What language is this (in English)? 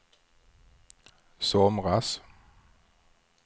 Swedish